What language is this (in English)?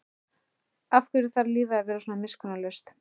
Icelandic